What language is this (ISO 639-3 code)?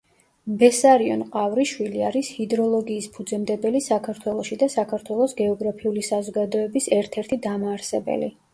kat